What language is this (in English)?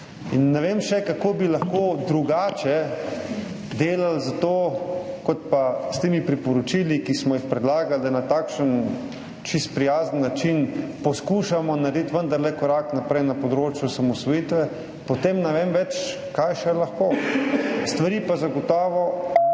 Slovenian